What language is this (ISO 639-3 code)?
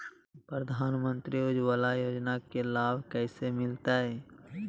mag